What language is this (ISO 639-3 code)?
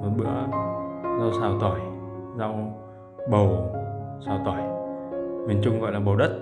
vie